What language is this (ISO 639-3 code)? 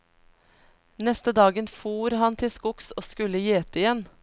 nor